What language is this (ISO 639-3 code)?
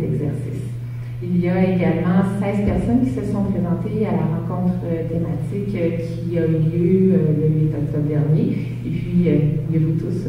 fra